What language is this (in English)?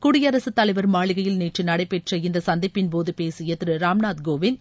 Tamil